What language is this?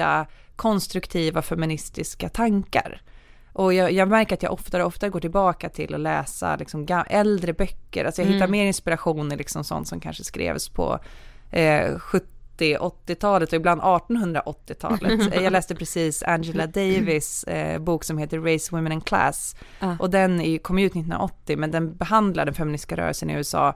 Swedish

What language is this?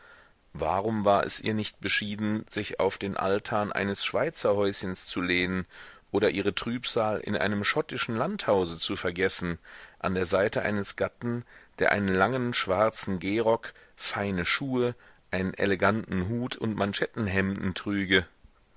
German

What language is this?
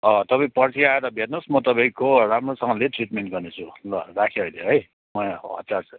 Nepali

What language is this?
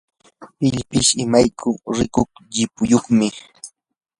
Yanahuanca Pasco Quechua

